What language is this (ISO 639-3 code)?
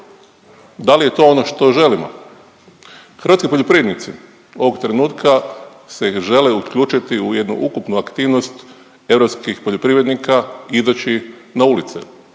hrv